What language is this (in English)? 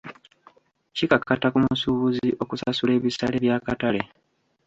Ganda